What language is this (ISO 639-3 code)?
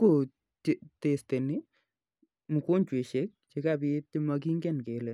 kln